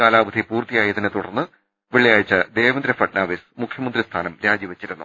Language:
Malayalam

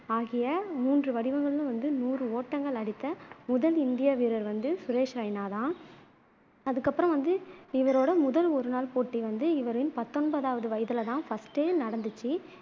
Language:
Tamil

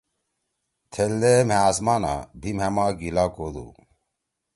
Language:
Torwali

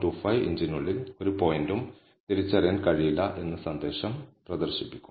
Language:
Malayalam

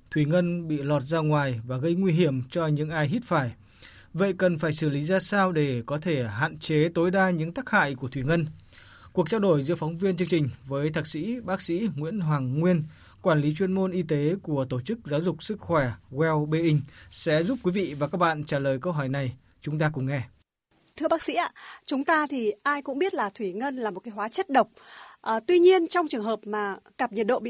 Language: Vietnamese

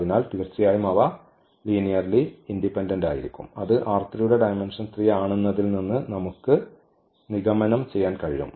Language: Malayalam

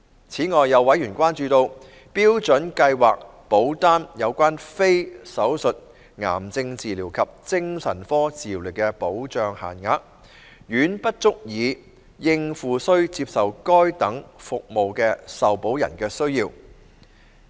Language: Cantonese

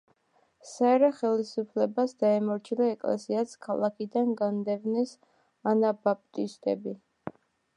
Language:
Georgian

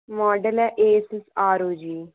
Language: Dogri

